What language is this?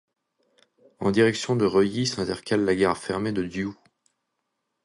French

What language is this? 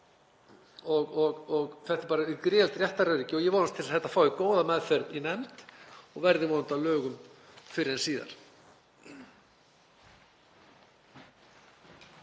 Icelandic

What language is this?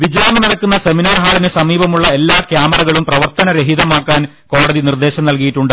Malayalam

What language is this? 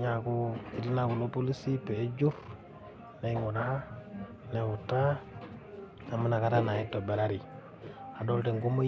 Masai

